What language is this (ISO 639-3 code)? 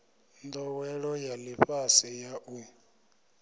ven